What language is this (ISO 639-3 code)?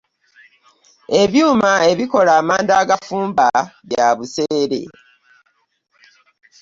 lug